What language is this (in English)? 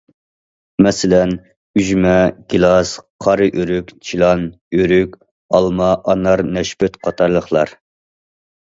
Uyghur